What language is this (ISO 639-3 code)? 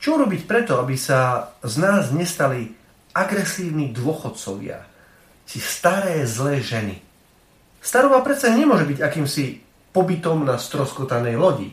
slk